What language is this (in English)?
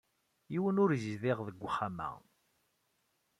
Kabyle